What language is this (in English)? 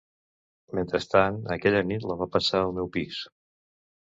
Catalan